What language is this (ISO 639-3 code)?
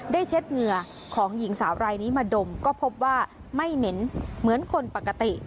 tha